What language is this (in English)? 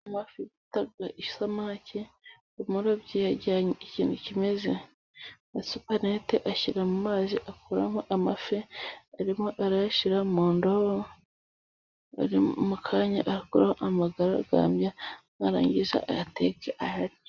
Kinyarwanda